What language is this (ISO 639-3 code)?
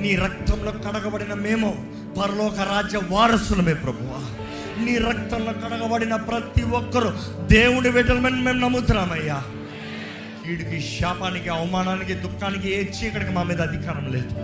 tel